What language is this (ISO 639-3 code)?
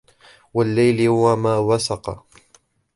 ara